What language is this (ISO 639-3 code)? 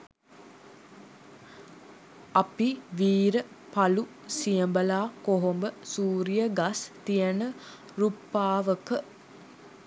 sin